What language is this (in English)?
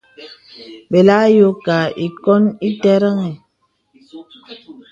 Bebele